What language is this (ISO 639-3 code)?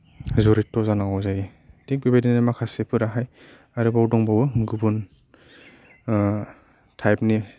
brx